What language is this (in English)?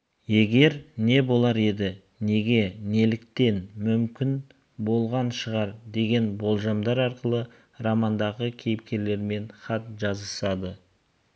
Kazakh